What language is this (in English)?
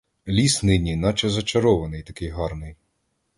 Ukrainian